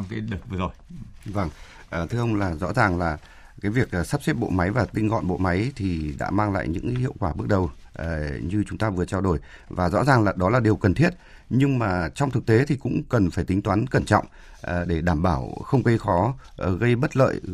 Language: Vietnamese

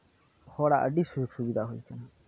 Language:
Santali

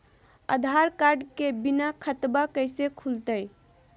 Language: Magahi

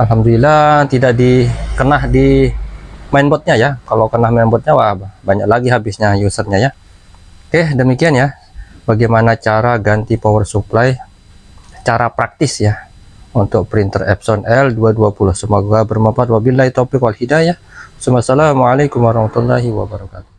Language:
Indonesian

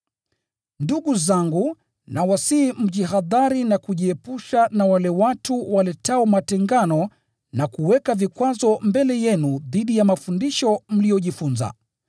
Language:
Swahili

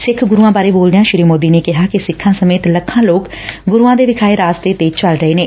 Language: Punjabi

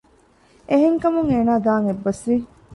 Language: Divehi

